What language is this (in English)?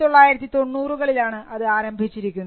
Malayalam